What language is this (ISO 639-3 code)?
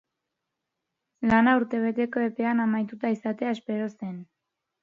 eus